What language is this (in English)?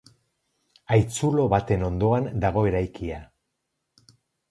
Basque